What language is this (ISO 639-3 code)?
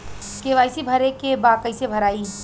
bho